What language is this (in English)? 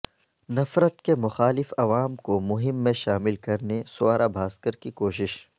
Urdu